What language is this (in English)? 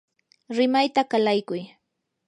Yanahuanca Pasco Quechua